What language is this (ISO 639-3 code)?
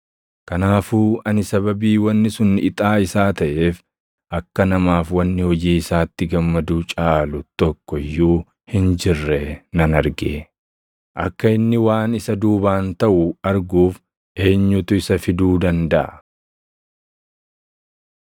orm